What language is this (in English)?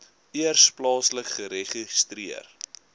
Afrikaans